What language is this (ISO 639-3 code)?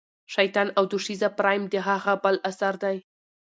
pus